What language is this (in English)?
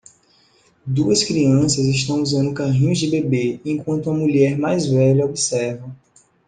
Portuguese